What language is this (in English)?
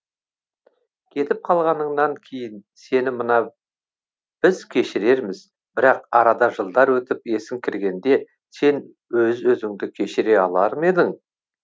Kazakh